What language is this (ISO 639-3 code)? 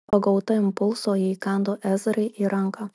lit